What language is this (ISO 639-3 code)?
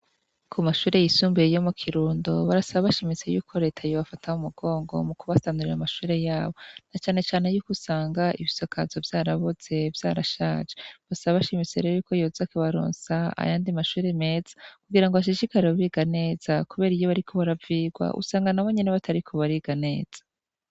run